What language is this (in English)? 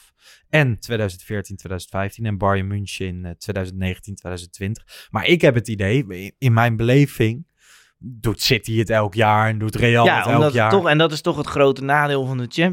Dutch